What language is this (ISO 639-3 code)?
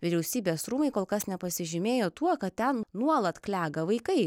lit